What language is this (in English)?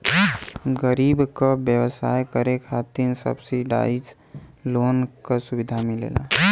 Bhojpuri